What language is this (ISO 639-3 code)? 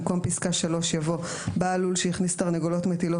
heb